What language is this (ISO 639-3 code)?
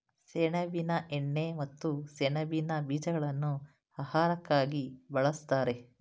kan